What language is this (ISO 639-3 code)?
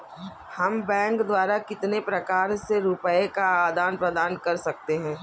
hin